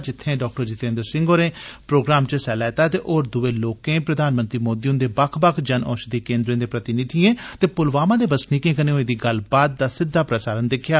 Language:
Dogri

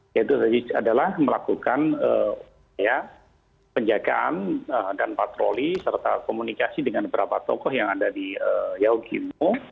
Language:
Indonesian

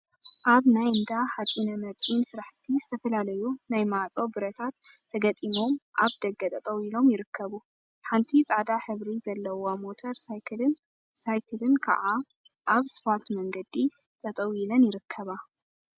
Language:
Tigrinya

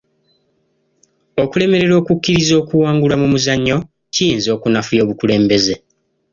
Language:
Ganda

